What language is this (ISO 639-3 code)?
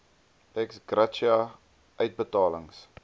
afr